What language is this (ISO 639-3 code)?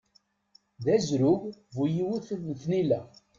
kab